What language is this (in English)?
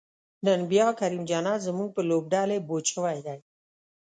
Pashto